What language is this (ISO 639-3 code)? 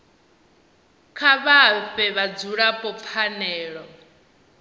ven